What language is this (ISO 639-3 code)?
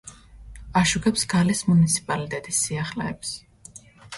kat